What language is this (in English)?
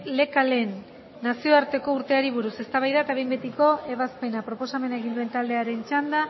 Basque